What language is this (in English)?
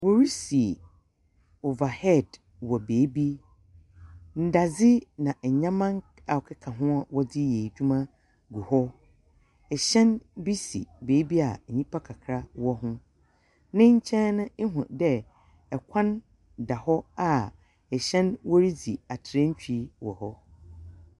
Akan